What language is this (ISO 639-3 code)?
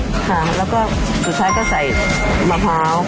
tha